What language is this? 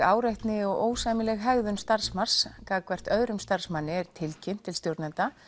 Icelandic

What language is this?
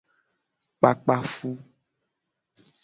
Gen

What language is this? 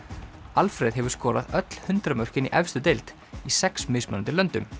Icelandic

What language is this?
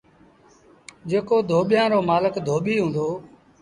Sindhi Bhil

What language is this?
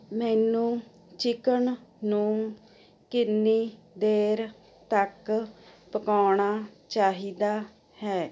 Punjabi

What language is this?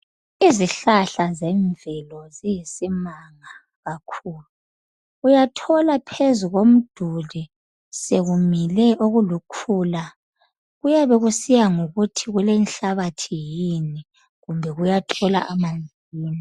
North Ndebele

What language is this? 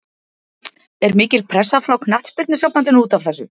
Icelandic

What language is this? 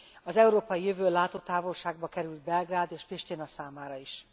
Hungarian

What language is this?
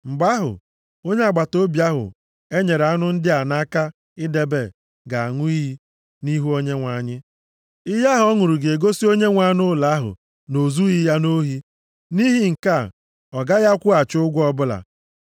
Igbo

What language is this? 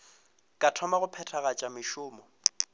Northern Sotho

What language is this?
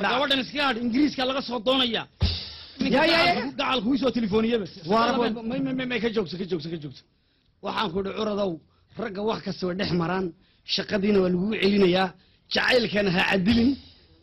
Arabic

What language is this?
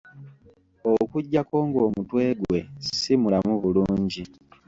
Ganda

